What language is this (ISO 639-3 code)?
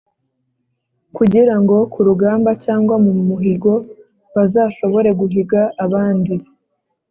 kin